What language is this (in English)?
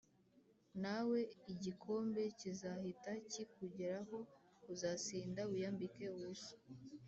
Kinyarwanda